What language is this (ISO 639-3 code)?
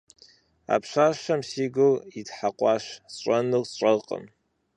kbd